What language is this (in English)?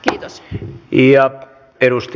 Finnish